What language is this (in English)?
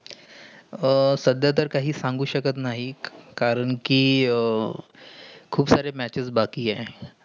Marathi